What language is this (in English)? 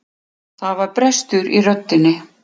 Icelandic